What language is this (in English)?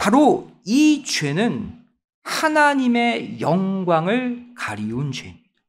Korean